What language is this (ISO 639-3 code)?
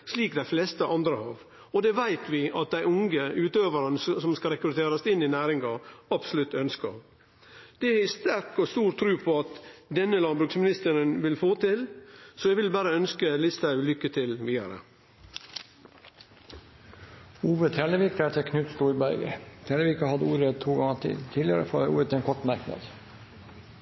nor